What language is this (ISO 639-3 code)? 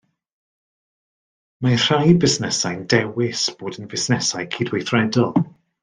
cym